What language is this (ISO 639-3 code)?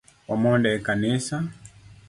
luo